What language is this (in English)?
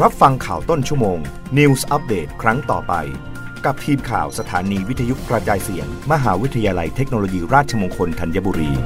Thai